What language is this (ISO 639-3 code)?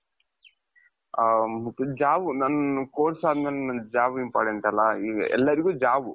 kan